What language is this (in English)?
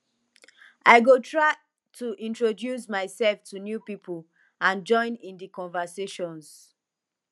Nigerian Pidgin